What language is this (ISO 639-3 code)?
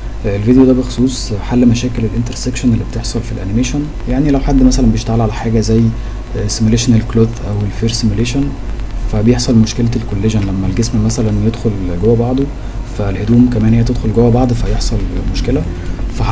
ara